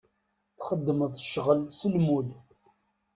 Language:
Kabyle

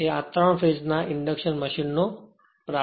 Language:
Gujarati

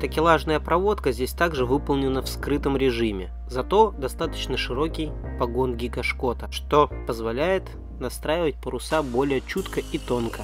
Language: Russian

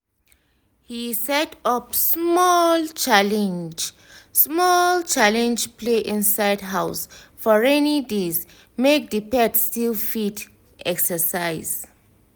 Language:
Nigerian Pidgin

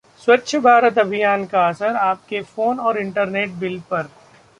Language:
Hindi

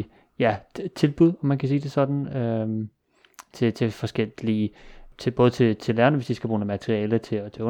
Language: Danish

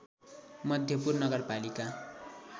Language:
Nepali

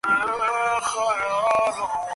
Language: Bangla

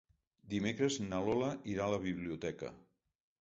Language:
Catalan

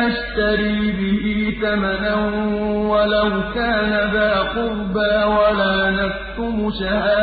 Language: Arabic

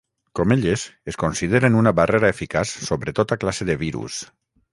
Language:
Catalan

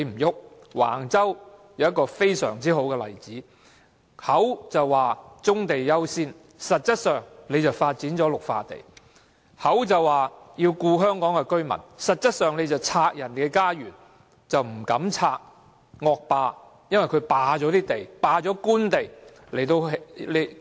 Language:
Cantonese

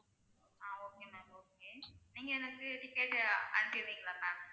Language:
Tamil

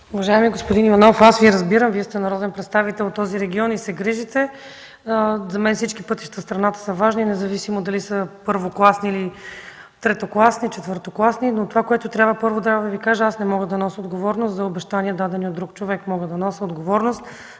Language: Bulgarian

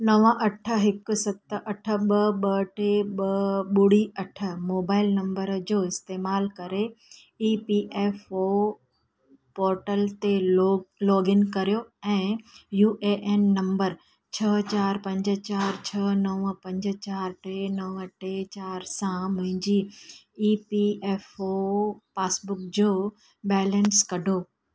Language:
Sindhi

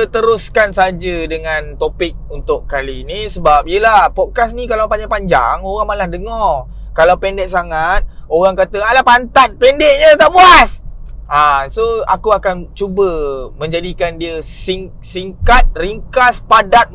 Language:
Malay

